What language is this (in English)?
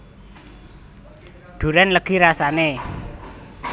Javanese